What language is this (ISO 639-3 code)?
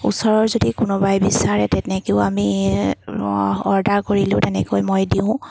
asm